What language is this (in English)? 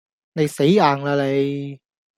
Cantonese